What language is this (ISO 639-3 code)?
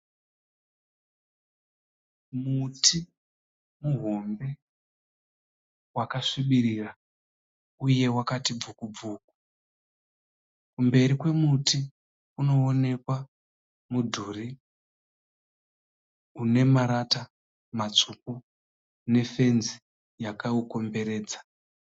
sna